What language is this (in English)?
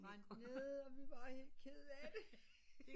Danish